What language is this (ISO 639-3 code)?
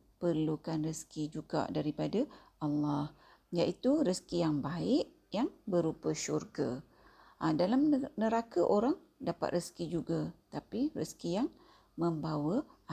msa